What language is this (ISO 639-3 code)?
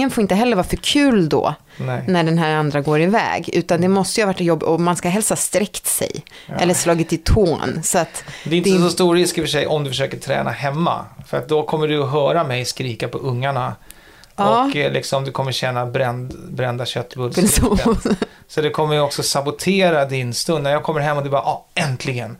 swe